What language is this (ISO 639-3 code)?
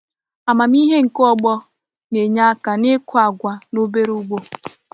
ibo